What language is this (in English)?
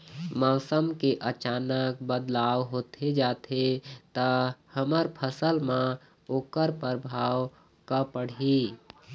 Chhattisgarhi